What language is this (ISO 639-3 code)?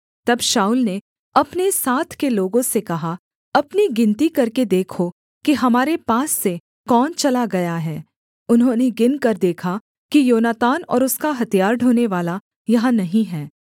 hin